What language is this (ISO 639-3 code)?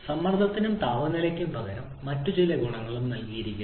mal